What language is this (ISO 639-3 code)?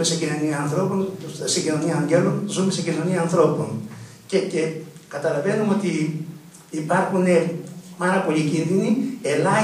ell